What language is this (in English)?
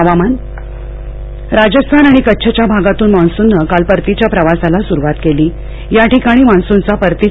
Marathi